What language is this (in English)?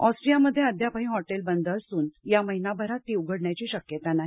Marathi